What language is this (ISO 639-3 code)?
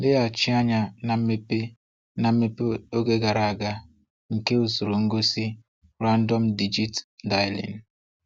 ibo